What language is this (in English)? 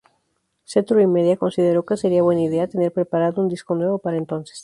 Spanish